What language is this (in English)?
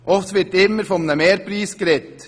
Swiss German